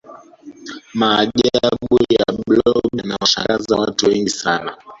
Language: Swahili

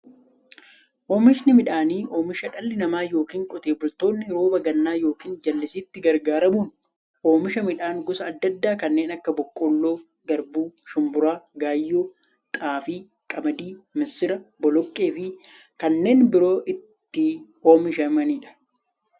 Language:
Oromo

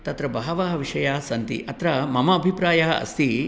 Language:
Sanskrit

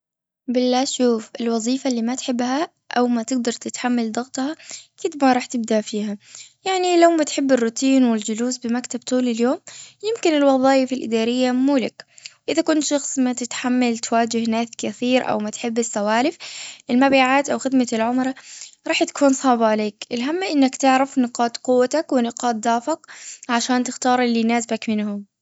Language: Gulf Arabic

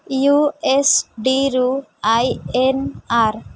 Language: Odia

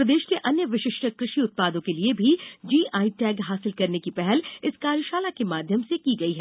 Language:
Hindi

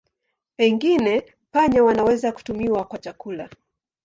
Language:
Swahili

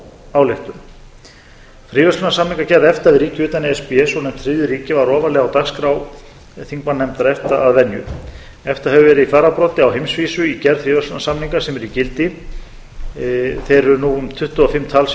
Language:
Icelandic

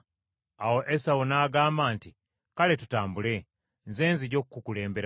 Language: Ganda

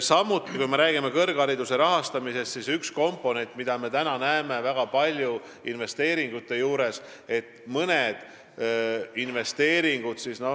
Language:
Estonian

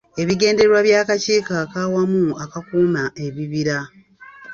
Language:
Ganda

